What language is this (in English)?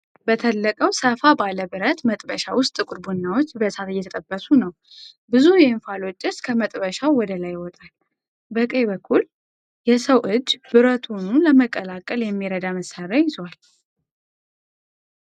Amharic